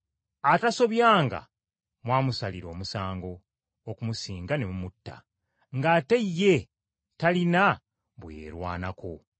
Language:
Ganda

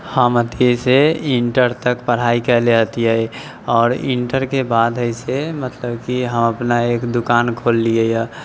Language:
Maithili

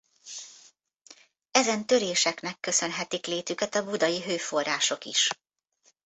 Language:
Hungarian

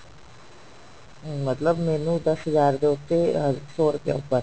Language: Punjabi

